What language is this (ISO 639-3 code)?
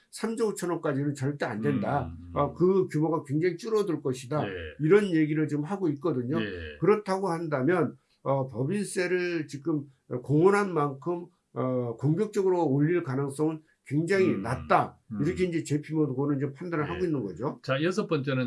kor